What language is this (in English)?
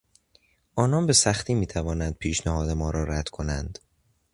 Persian